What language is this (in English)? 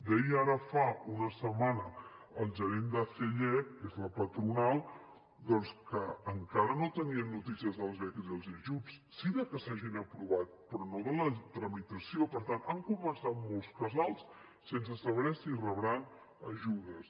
Catalan